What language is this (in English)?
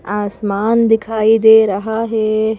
Hindi